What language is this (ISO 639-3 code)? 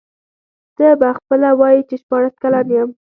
pus